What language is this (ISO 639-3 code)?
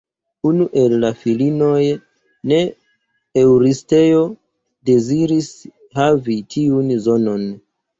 epo